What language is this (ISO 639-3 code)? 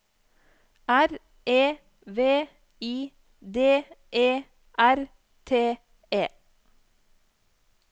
nor